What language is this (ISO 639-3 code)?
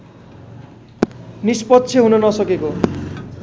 nep